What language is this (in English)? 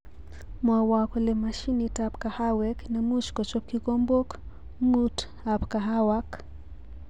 Kalenjin